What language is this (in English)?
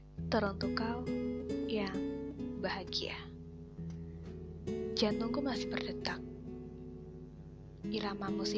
Indonesian